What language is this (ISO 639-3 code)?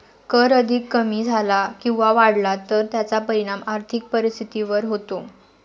mar